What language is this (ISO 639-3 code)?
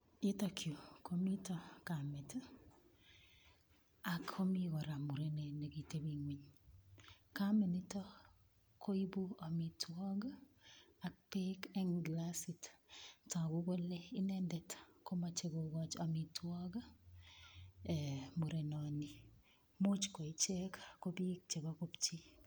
kln